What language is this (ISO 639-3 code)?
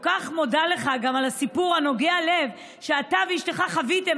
heb